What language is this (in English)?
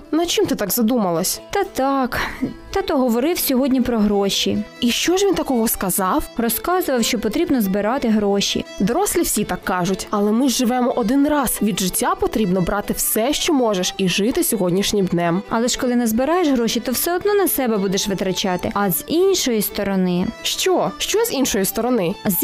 Ukrainian